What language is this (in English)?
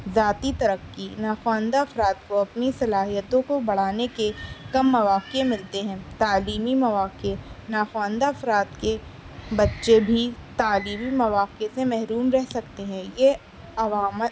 Urdu